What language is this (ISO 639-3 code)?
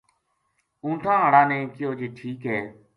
gju